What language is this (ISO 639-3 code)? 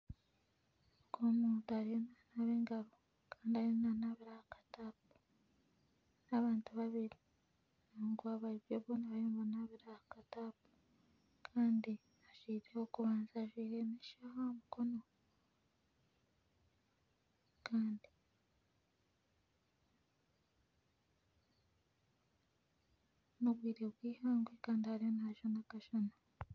nyn